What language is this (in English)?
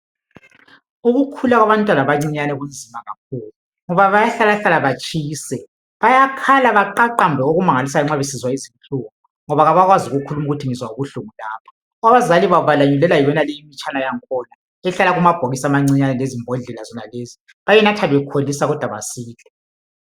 North Ndebele